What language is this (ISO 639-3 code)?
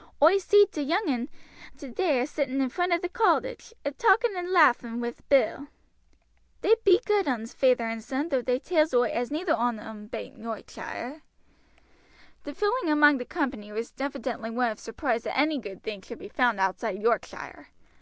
eng